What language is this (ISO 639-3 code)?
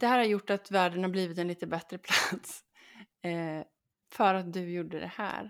swe